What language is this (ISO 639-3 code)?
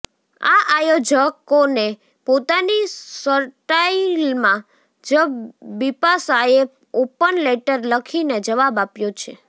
guj